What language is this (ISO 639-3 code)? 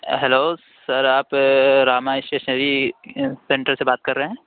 urd